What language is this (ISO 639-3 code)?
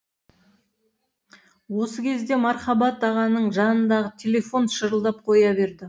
kaz